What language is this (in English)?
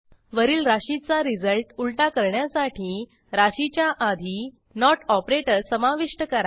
Marathi